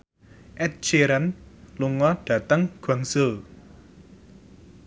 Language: Javanese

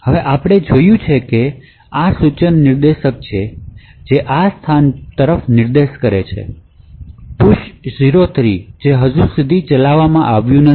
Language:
Gujarati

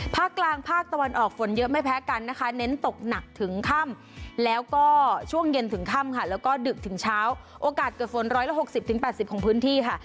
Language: Thai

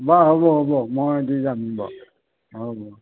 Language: Assamese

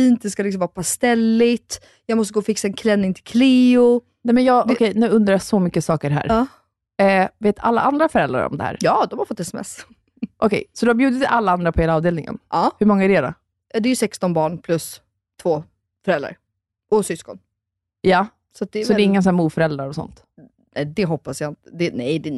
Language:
Swedish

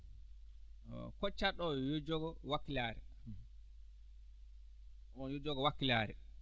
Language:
Fula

